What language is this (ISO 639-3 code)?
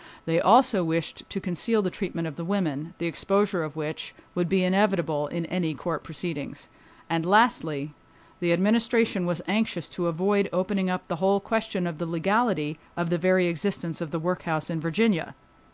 eng